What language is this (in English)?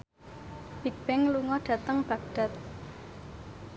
Javanese